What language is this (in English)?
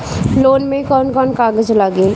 Bhojpuri